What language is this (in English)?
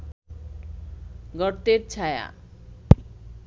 Bangla